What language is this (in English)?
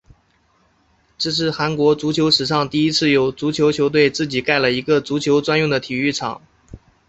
Chinese